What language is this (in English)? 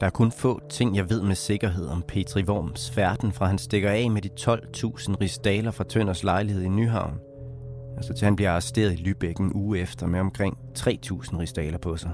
Danish